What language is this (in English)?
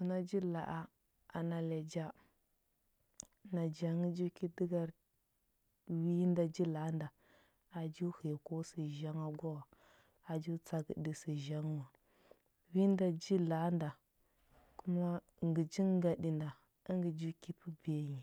Huba